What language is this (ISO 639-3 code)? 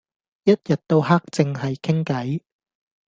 yue